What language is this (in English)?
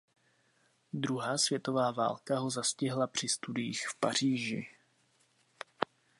Czech